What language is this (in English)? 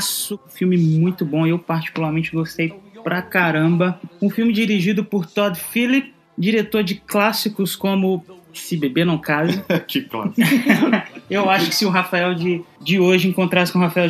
Portuguese